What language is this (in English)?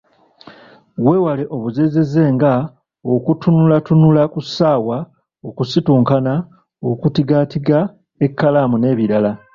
Ganda